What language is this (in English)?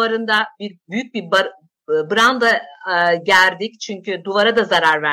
Turkish